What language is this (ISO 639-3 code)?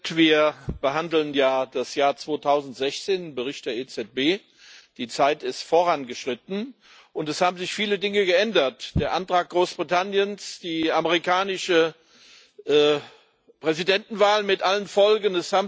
deu